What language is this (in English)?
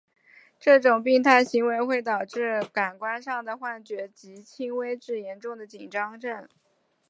Chinese